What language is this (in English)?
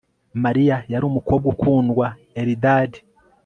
Kinyarwanda